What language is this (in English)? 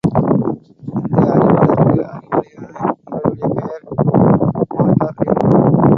Tamil